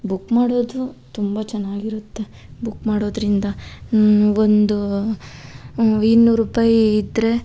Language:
Kannada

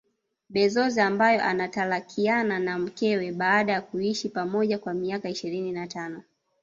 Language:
Swahili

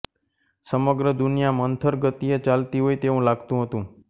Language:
Gujarati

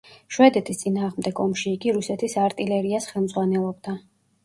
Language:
Georgian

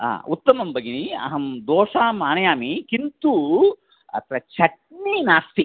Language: Sanskrit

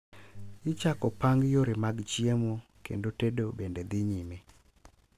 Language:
Luo (Kenya and Tanzania)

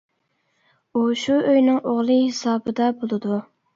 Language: Uyghur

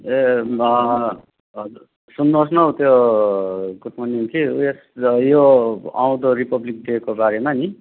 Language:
Nepali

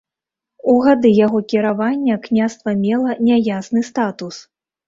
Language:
Belarusian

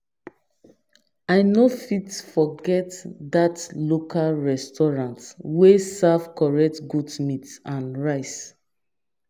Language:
Nigerian Pidgin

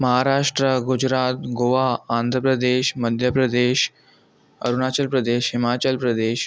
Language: Sindhi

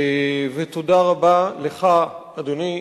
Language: Hebrew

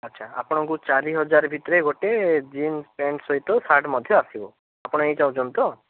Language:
Odia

